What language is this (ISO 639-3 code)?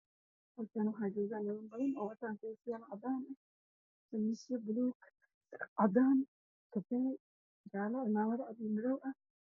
som